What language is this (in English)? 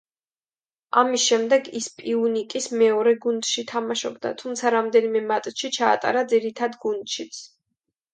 Georgian